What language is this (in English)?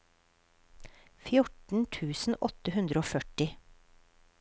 Norwegian